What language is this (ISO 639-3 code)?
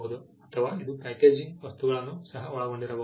kan